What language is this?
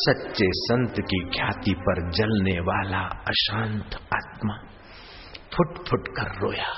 Hindi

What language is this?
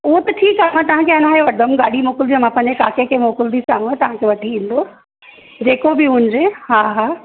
Sindhi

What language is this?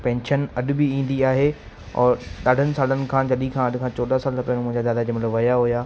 Sindhi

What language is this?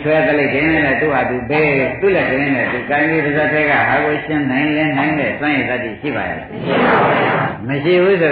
Thai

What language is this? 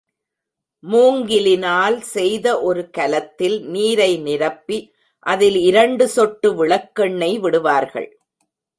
Tamil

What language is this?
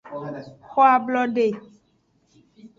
Aja (Benin)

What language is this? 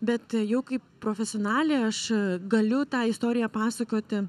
Lithuanian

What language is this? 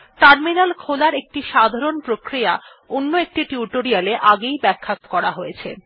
Bangla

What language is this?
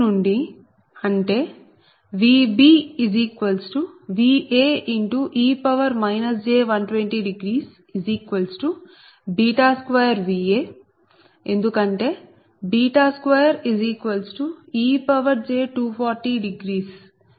Telugu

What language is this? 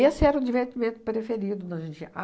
Portuguese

